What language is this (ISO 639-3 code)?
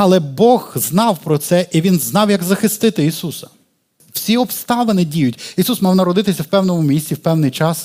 ukr